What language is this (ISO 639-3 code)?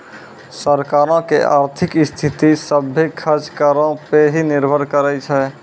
mai